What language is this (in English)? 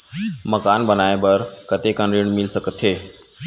Chhattisgarhi